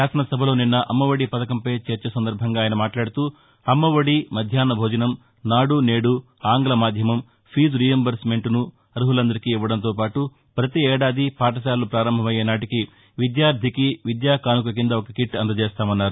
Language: Telugu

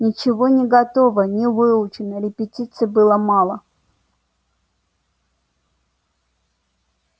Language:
Russian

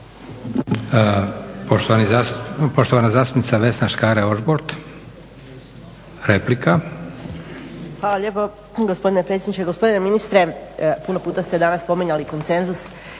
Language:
Croatian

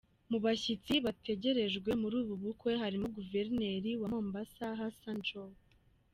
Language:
Kinyarwanda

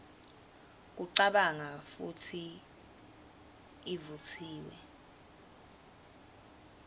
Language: Swati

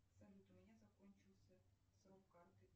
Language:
Russian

